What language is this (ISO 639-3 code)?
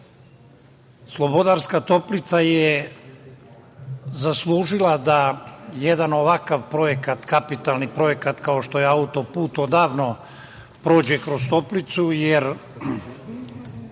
srp